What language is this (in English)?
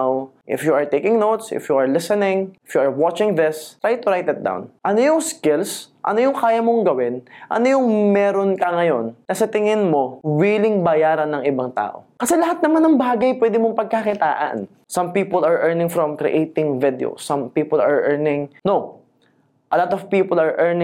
Filipino